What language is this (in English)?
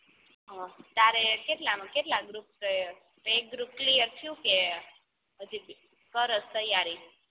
Gujarati